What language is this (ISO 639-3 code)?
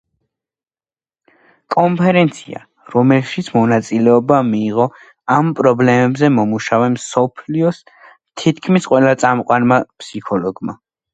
kat